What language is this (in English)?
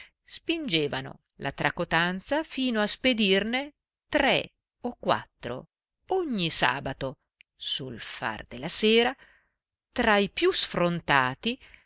Italian